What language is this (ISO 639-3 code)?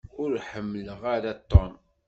kab